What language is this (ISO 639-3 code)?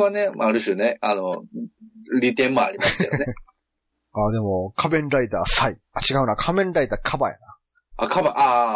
jpn